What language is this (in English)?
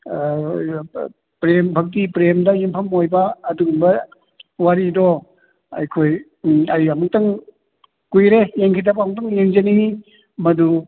Manipuri